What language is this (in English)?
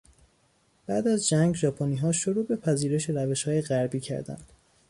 Persian